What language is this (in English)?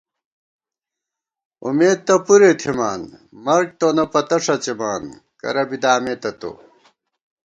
Gawar-Bati